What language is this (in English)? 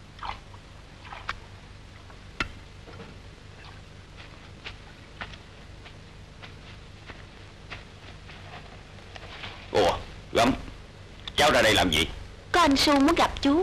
Vietnamese